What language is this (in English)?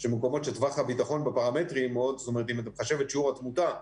Hebrew